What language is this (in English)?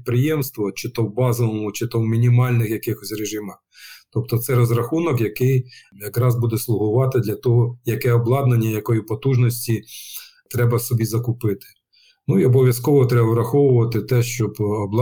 Ukrainian